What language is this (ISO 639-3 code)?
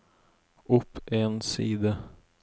nor